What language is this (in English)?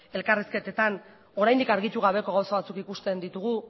Basque